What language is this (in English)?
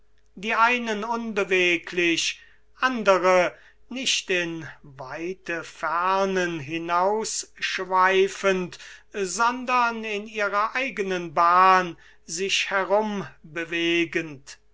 German